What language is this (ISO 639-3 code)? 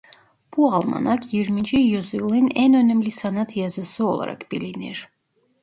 tur